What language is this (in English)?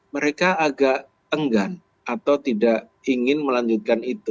Indonesian